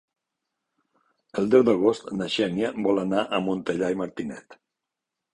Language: Catalan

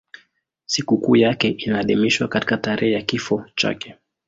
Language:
Swahili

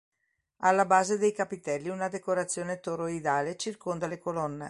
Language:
Italian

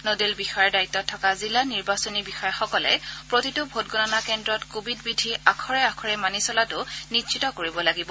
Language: Assamese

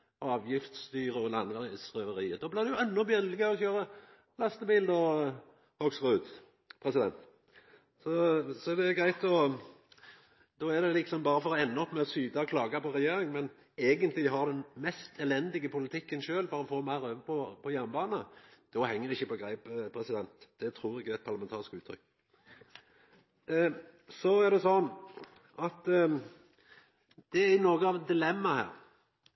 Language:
Norwegian Nynorsk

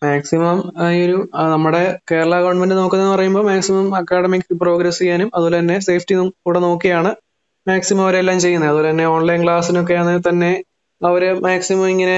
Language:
Malayalam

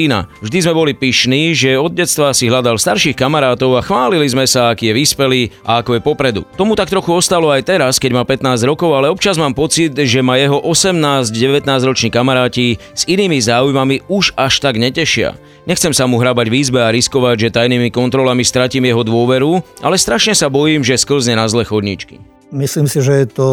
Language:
Slovak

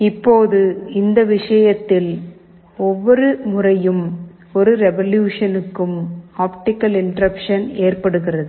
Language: Tamil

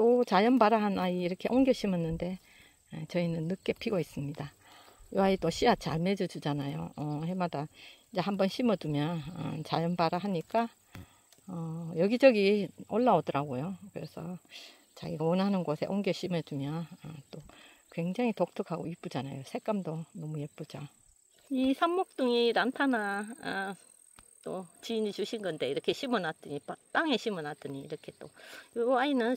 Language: Korean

